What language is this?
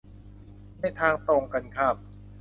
Thai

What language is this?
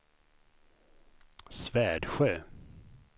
Swedish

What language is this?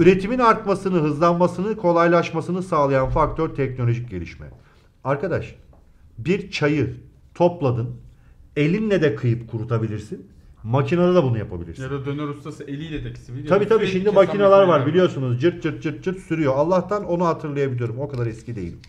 Turkish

